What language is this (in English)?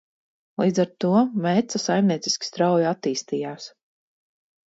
Latvian